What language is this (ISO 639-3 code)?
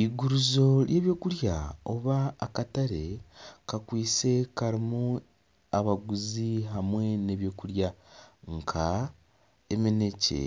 nyn